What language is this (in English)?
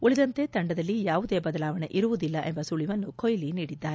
Kannada